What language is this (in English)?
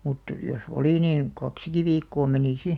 Finnish